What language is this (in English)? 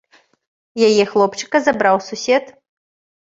Belarusian